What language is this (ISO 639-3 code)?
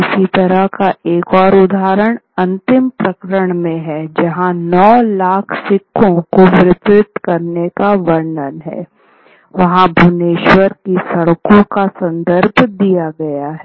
hin